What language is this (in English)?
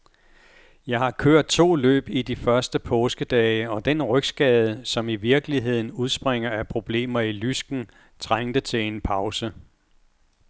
Danish